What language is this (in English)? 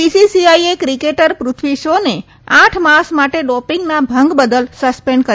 Gujarati